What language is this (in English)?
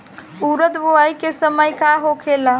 Bhojpuri